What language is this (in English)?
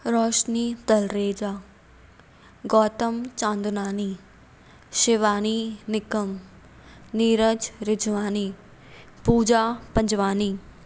Sindhi